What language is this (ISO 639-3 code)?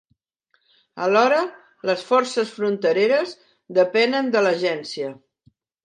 cat